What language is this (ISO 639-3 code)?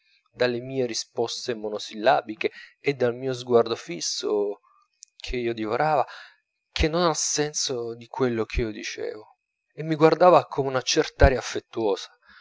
ita